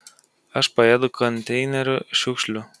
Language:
Lithuanian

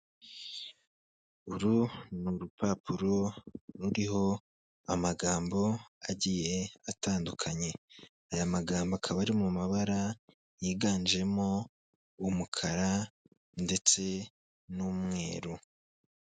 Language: Kinyarwanda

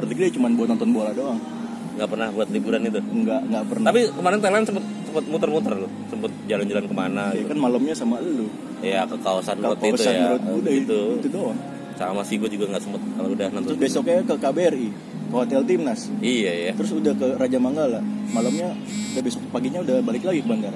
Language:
Indonesian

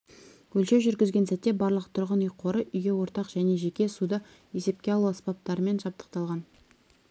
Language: Kazakh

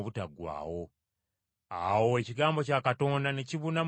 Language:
Ganda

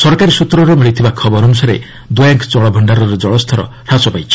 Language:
Odia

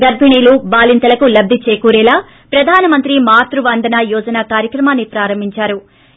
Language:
Telugu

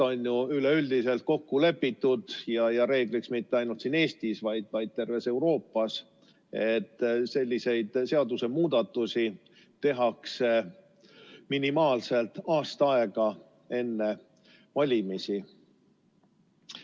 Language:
Estonian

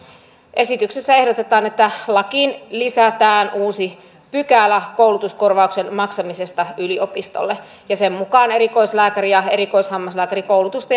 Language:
Finnish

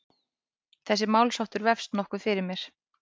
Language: Icelandic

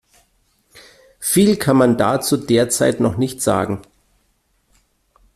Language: German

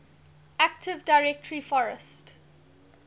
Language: English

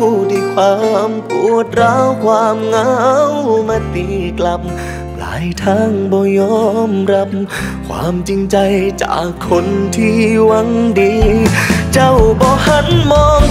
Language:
Thai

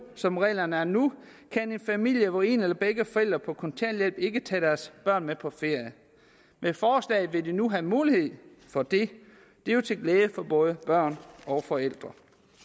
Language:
Danish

